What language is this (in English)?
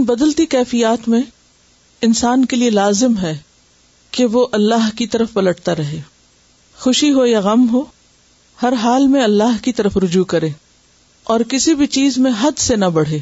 Urdu